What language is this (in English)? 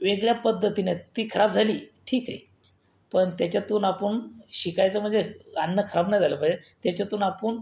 Marathi